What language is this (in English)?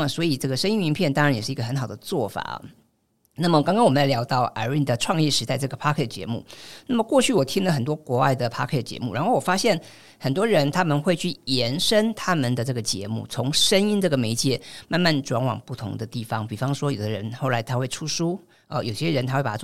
Chinese